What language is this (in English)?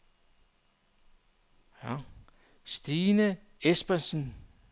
Danish